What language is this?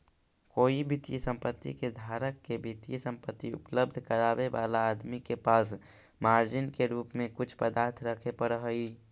Magahi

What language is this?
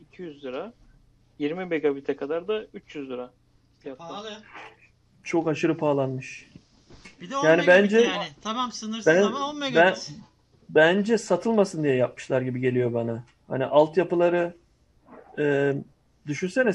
Turkish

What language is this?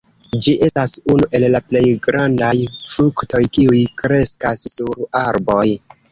Esperanto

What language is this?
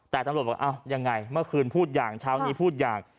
Thai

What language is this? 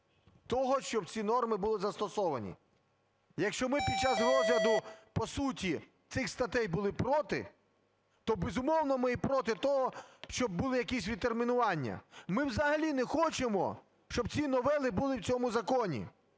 Ukrainian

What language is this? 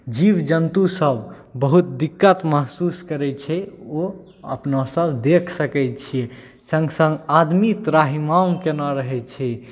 Maithili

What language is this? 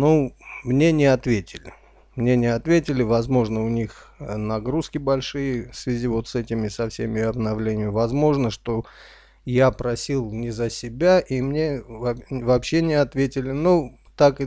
Russian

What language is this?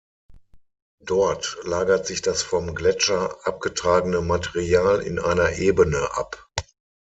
German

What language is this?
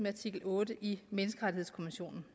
Danish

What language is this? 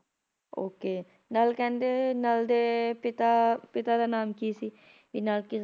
Punjabi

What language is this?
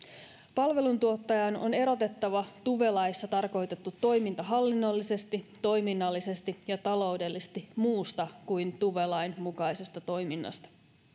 Finnish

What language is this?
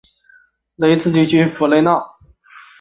Chinese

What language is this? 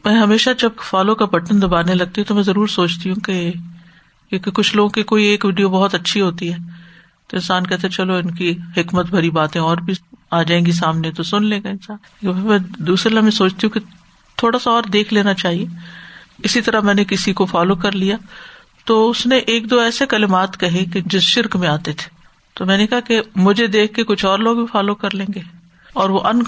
Urdu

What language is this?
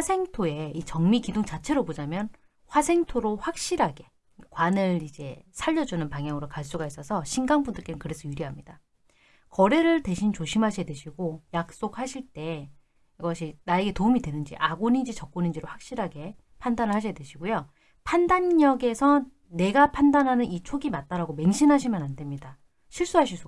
Korean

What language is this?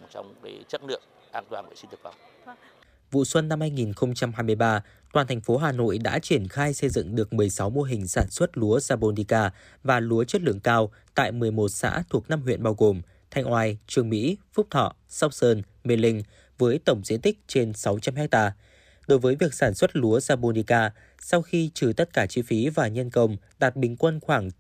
Vietnamese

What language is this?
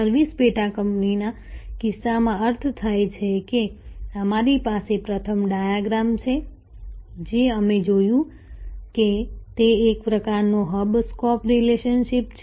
Gujarati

